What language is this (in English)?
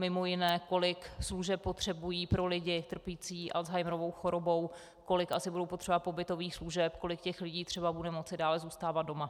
Czech